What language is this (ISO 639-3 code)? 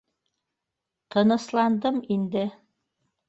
bak